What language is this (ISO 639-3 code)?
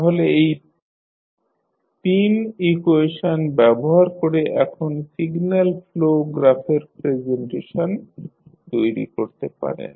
ben